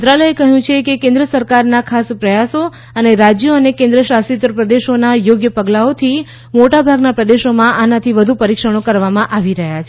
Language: Gujarati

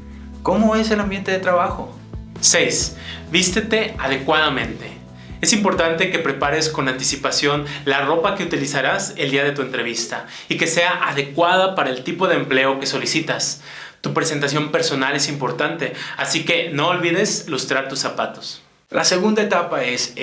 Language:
Spanish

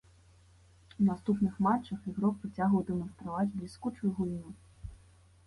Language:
Belarusian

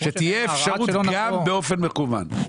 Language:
Hebrew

